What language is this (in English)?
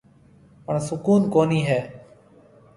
Marwari (Pakistan)